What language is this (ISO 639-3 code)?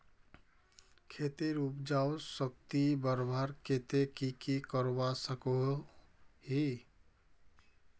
mag